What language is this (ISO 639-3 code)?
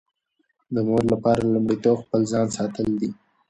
pus